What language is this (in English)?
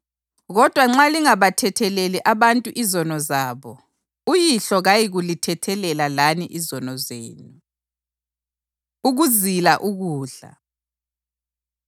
North Ndebele